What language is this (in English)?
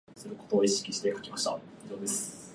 Japanese